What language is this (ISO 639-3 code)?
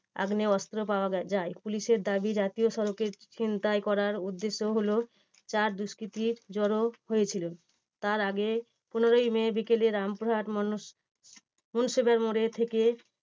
ben